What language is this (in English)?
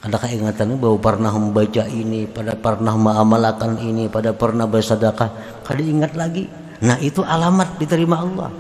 Indonesian